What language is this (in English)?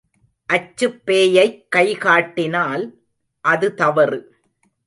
Tamil